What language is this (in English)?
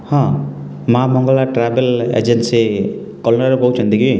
Odia